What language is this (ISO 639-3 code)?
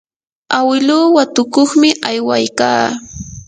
qur